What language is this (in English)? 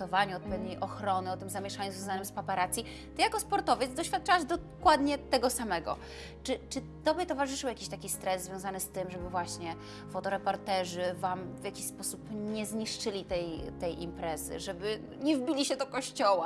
Polish